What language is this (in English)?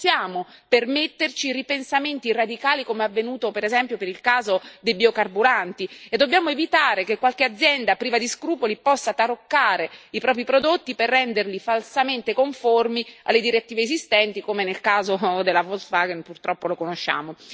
Italian